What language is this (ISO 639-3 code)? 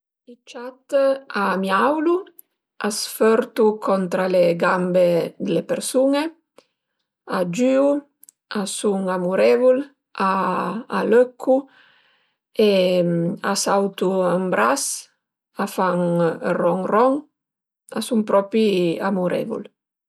pms